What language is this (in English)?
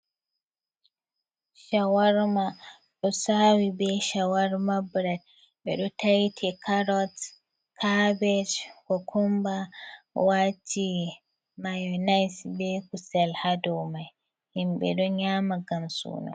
Fula